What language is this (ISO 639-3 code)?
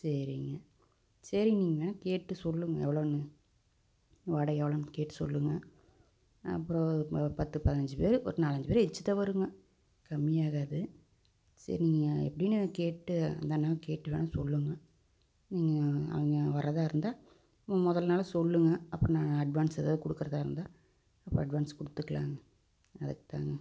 tam